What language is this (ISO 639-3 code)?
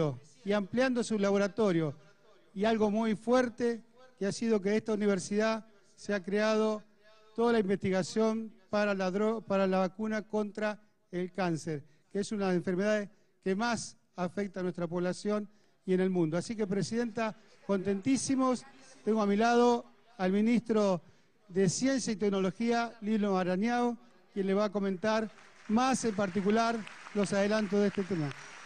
spa